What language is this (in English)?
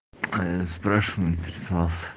Russian